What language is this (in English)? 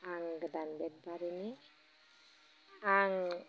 Bodo